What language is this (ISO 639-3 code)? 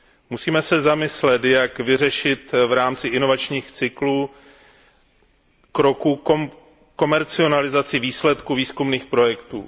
ces